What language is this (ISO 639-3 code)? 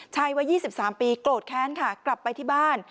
tha